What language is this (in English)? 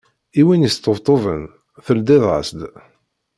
Kabyle